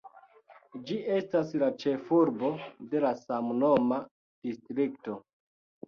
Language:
Esperanto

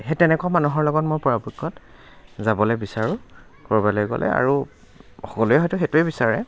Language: Assamese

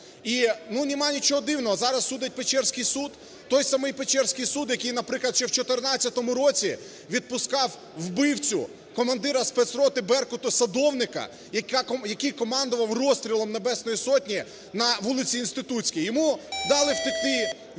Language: Ukrainian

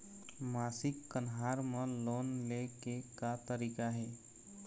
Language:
Chhattisgarhi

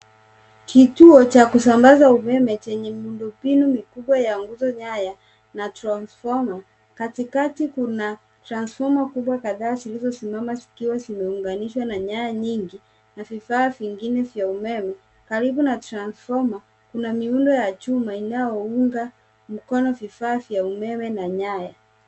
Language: Swahili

